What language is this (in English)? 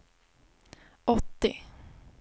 Swedish